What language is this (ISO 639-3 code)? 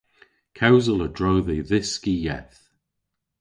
cor